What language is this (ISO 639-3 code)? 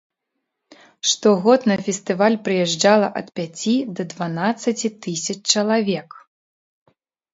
bel